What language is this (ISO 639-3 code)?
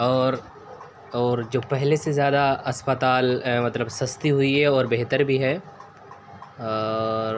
urd